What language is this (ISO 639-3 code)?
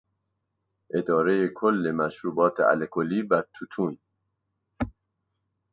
fas